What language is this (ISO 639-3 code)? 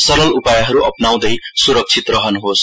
nep